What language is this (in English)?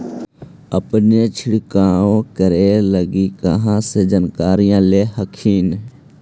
Magahi